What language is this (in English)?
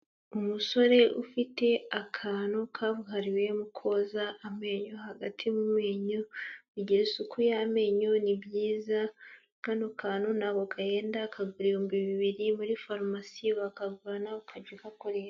Kinyarwanda